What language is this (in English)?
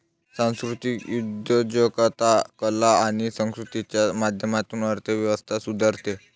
Marathi